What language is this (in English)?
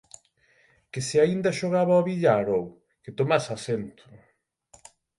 Galician